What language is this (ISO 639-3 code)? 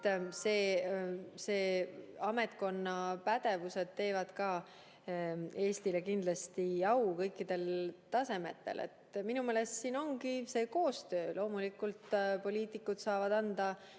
est